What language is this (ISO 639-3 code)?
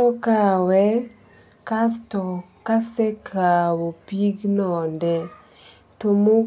luo